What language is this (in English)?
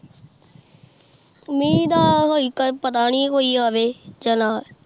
Punjabi